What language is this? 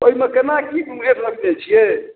Maithili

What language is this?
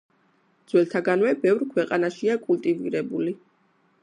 Georgian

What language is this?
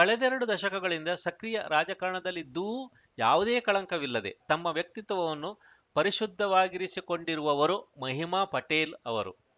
Kannada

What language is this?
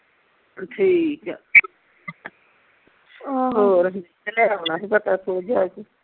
Punjabi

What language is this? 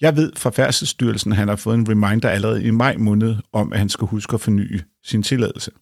Danish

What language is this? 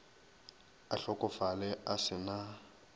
Northern Sotho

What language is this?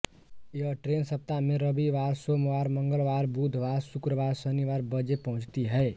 Hindi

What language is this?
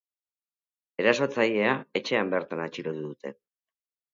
Basque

